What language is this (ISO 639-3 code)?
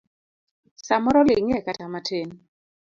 luo